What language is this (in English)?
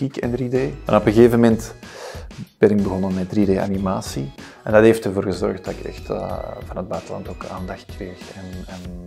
Dutch